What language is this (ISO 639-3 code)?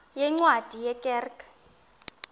xho